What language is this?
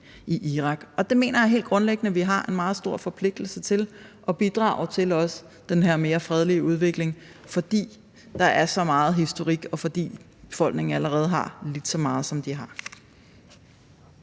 Danish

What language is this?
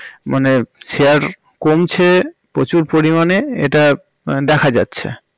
Bangla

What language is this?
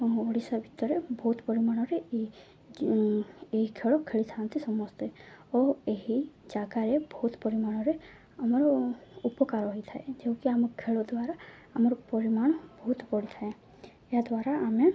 Odia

